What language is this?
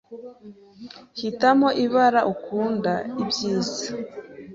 Kinyarwanda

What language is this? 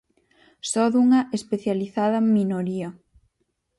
Galician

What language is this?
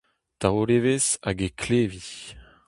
Breton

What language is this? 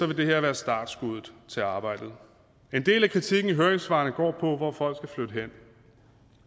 Danish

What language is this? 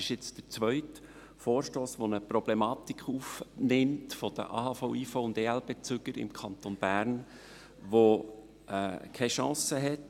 Swiss German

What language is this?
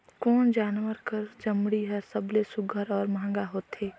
Chhattisgarhi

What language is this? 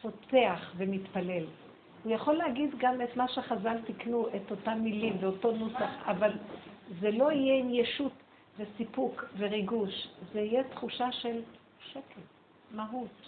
Hebrew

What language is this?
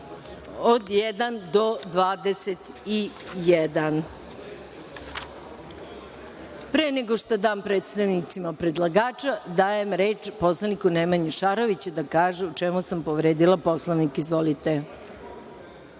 Serbian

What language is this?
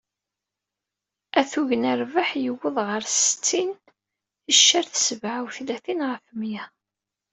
Kabyle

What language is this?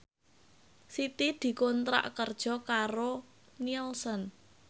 Javanese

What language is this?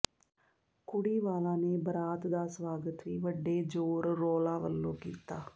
Punjabi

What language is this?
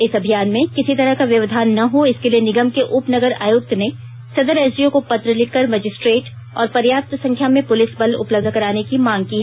Hindi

